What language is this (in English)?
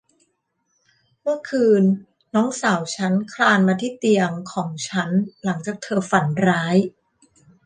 Thai